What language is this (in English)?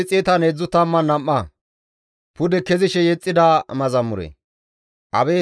Gamo